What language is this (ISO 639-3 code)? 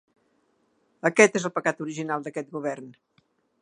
cat